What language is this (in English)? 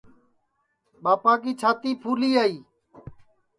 Sansi